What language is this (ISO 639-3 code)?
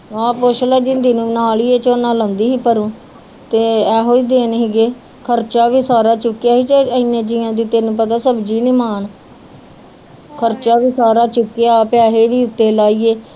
pan